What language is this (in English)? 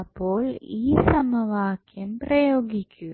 Malayalam